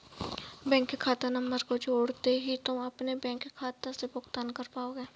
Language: Hindi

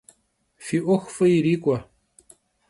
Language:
Kabardian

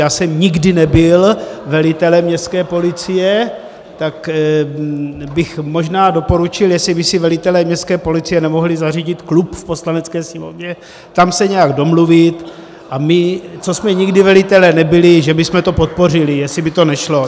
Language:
Czech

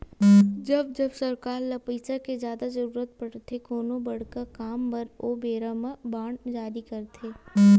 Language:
Chhattisgarhi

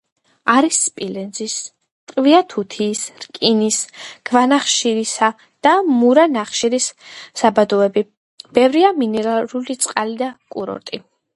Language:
Georgian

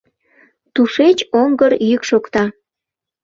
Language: Mari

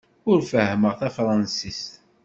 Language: Kabyle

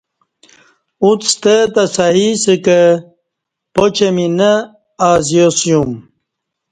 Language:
Kati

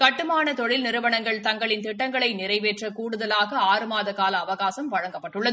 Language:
Tamil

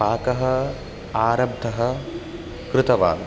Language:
Sanskrit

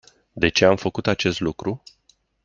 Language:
Romanian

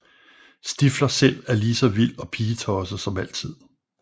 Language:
Danish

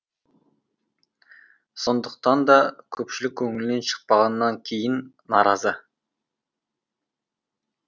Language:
Kazakh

